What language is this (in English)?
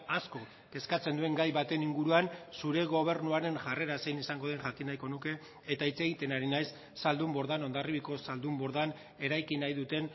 Basque